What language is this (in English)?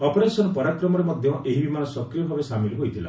Odia